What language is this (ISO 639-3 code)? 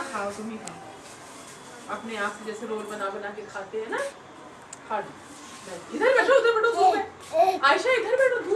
hin